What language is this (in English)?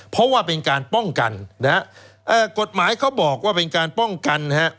Thai